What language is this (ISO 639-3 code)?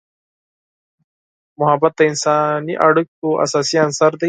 pus